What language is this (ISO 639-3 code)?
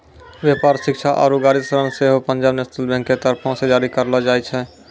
mai